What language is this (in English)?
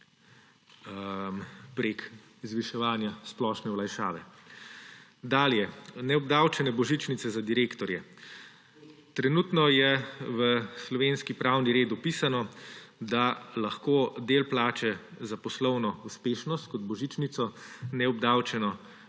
Slovenian